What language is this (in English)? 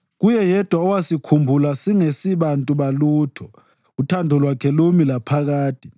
North Ndebele